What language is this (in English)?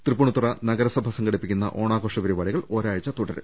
Malayalam